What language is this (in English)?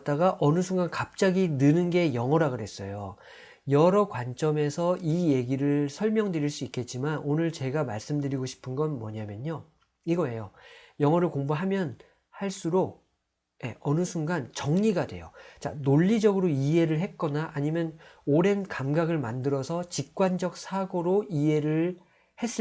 Korean